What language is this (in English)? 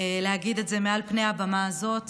Hebrew